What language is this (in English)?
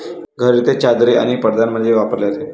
Marathi